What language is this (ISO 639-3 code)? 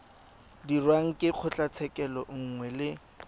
tsn